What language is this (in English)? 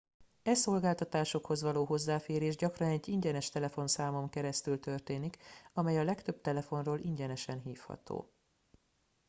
Hungarian